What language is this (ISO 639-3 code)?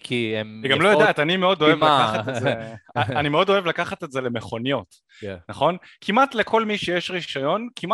heb